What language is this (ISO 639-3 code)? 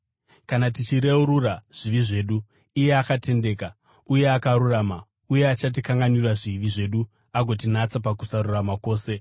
sna